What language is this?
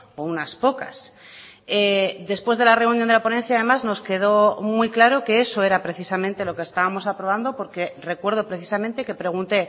Spanish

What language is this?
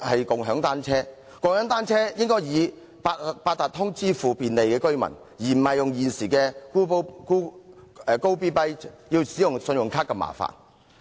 Cantonese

